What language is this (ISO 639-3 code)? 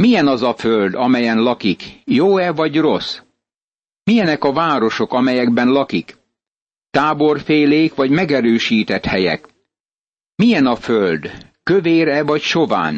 hun